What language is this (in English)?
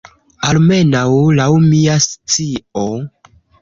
Esperanto